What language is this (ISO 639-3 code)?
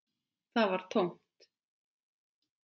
isl